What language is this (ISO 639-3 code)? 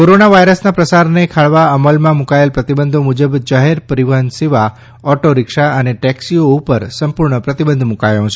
guj